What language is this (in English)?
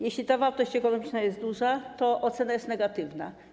Polish